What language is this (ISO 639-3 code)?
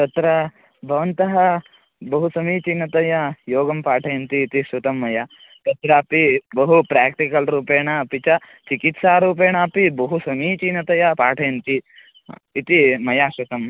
san